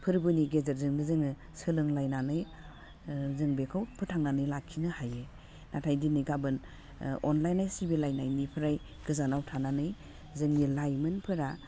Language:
Bodo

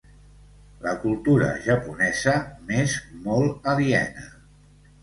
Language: Catalan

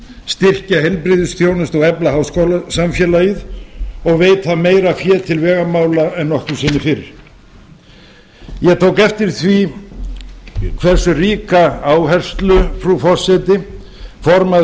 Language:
Icelandic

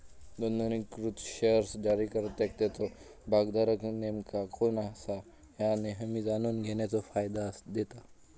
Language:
Marathi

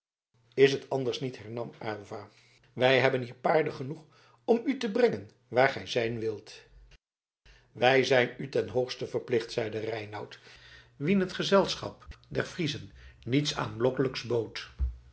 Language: Dutch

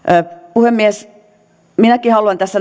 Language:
Finnish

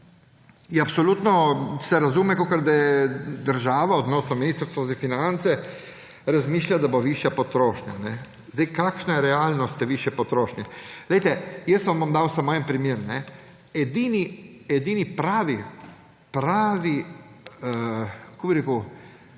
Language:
Slovenian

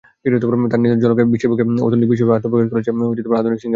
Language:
Bangla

